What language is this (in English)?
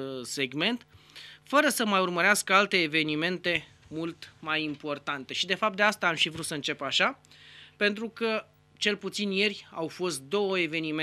Romanian